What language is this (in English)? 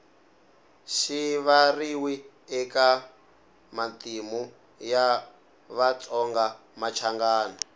Tsonga